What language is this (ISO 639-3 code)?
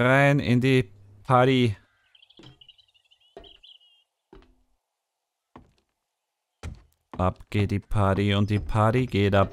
deu